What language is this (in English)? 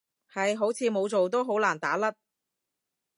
Cantonese